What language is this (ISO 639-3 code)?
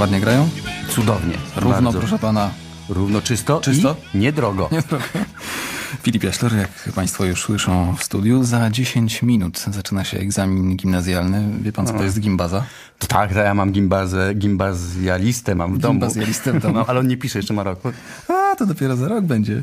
pol